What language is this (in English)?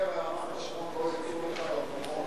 Hebrew